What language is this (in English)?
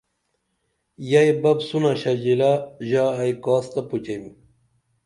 Dameli